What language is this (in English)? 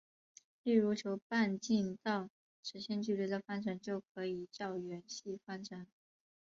Chinese